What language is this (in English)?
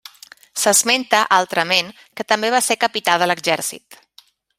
Catalan